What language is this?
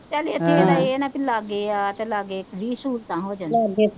Punjabi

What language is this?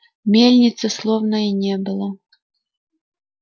Russian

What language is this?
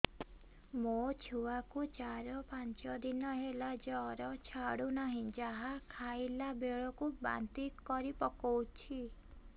Odia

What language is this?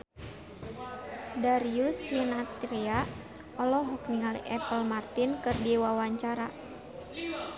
Sundanese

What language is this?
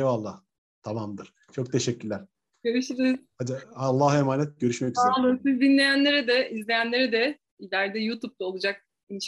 Turkish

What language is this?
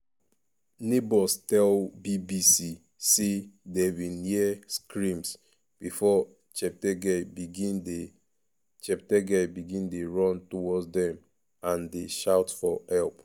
Nigerian Pidgin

